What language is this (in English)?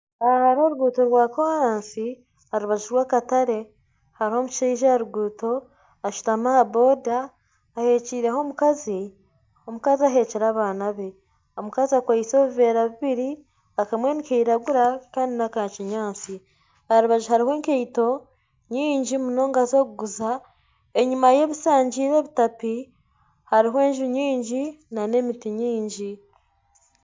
Nyankole